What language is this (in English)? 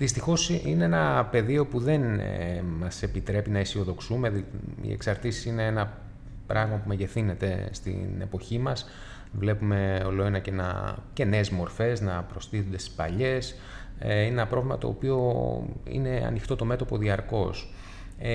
Greek